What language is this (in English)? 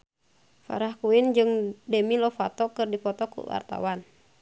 Sundanese